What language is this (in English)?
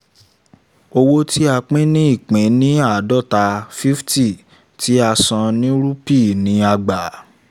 Yoruba